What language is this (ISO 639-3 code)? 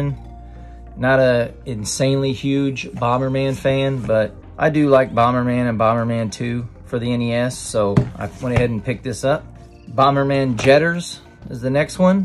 eng